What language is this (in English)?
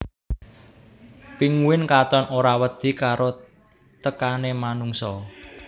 Javanese